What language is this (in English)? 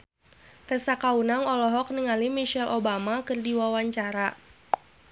Sundanese